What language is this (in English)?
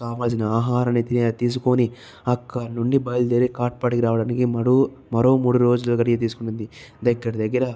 Telugu